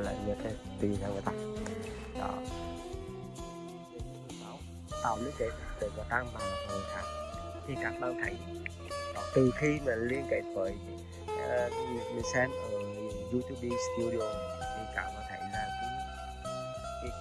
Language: Vietnamese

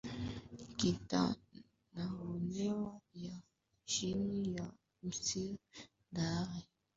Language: Swahili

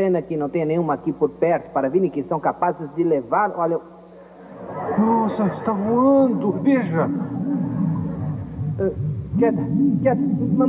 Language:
Portuguese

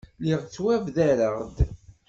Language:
Kabyle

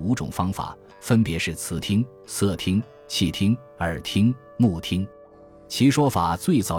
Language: Chinese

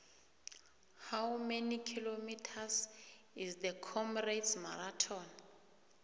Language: South Ndebele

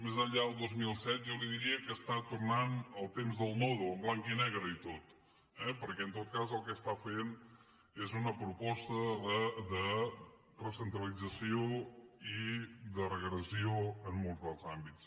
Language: Catalan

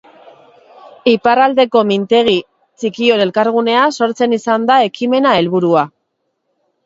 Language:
Basque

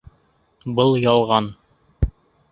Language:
Bashkir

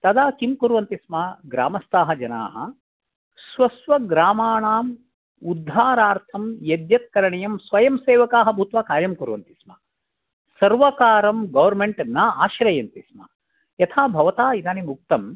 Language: Sanskrit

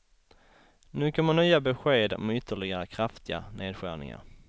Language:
Swedish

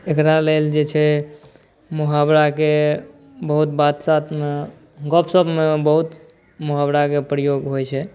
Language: Maithili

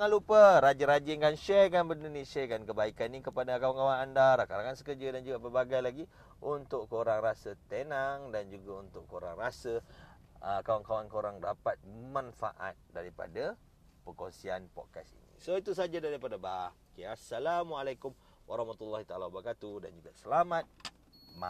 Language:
Malay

